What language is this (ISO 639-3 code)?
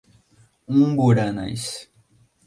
por